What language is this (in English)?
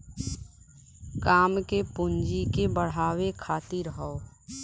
Bhojpuri